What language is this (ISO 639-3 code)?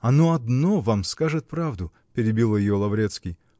rus